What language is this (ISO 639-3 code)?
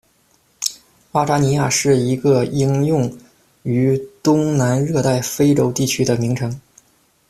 zho